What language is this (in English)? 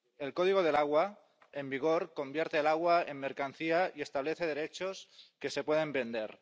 Spanish